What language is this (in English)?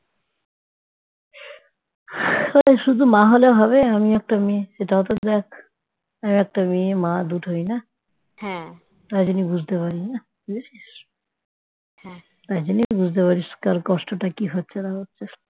Bangla